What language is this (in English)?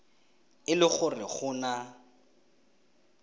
Tswana